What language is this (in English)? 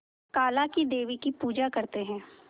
Hindi